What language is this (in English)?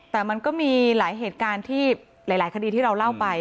Thai